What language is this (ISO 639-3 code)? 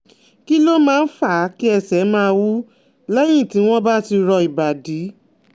yor